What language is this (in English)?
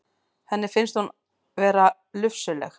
Icelandic